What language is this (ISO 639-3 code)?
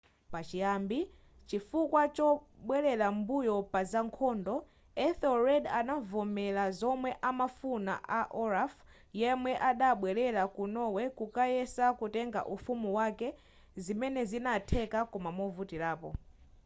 nya